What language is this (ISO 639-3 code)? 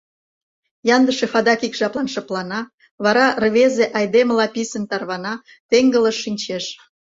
chm